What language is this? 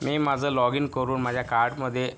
Marathi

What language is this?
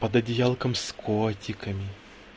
Russian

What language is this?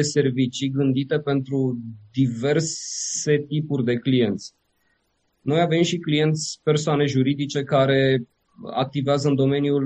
Romanian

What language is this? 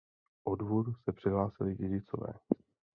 Czech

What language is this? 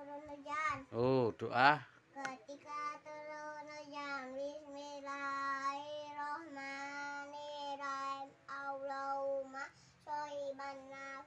Indonesian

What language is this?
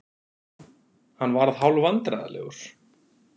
Icelandic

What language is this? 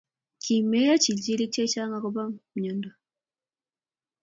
Kalenjin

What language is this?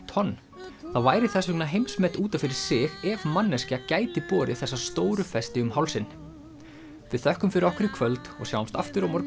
Icelandic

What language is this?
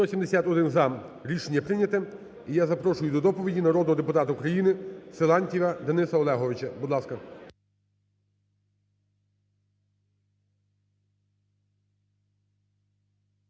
Ukrainian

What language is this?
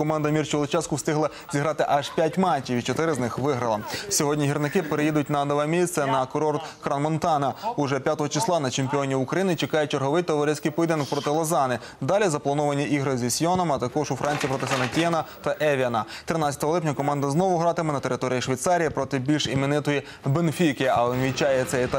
Ukrainian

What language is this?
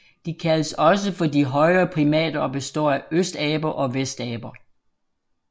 Danish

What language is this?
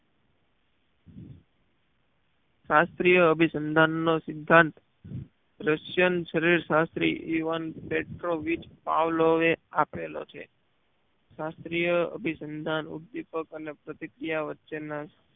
Gujarati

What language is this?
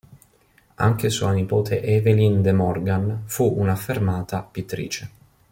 Italian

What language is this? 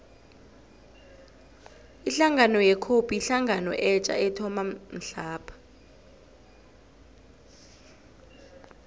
South Ndebele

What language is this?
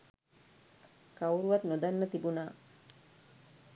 Sinhala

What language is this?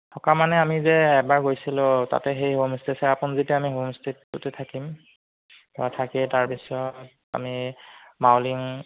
Assamese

